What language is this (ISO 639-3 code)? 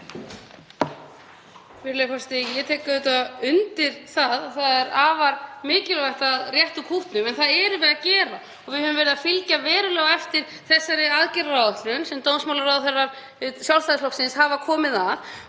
isl